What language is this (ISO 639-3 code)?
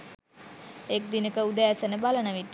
sin